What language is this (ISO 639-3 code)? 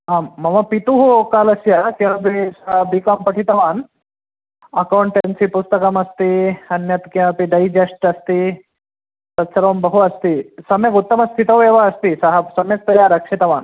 san